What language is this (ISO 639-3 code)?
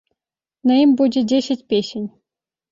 bel